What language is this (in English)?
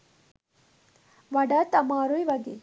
Sinhala